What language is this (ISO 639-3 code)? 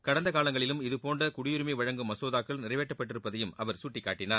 tam